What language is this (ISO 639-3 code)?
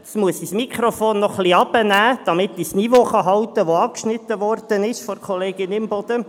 gsw